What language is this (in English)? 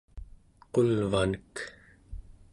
Central Yupik